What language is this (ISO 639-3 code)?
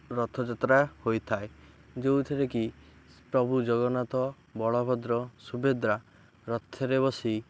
ori